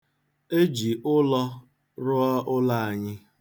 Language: Igbo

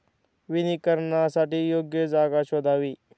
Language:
Marathi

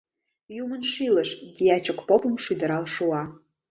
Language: Mari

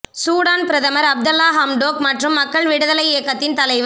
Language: Tamil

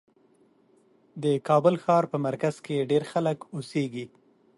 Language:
Pashto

